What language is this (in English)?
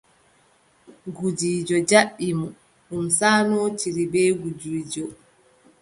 Adamawa Fulfulde